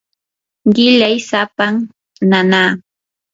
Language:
Yanahuanca Pasco Quechua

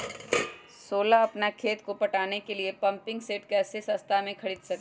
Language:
Magahi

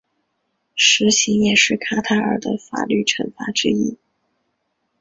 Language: Chinese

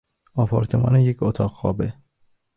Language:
Persian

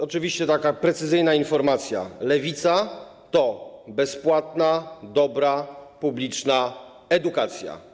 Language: Polish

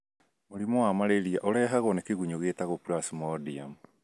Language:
Kikuyu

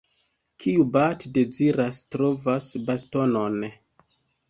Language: Esperanto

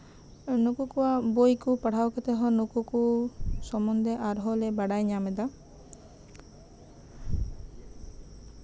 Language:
Santali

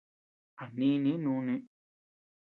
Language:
Tepeuxila Cuicatec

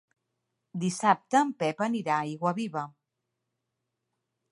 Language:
Catalan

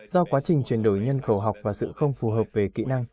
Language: Vietnamese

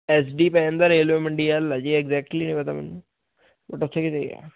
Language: Punjabi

